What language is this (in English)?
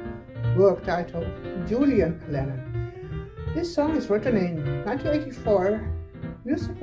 English